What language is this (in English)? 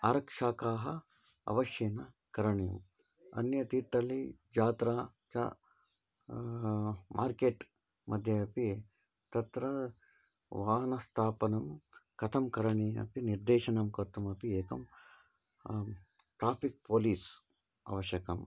Sanskrit